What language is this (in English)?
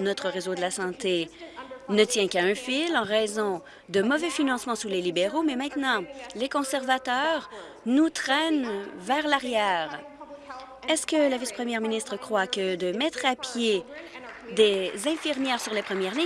French